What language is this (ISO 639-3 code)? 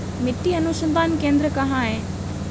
hin